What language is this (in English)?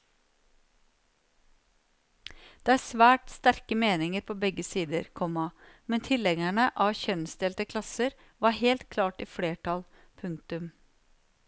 Norwegian